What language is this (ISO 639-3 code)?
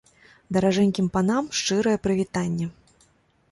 bel